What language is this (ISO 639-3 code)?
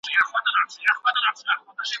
pus